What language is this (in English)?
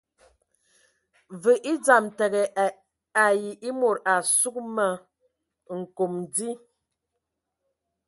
Ewondo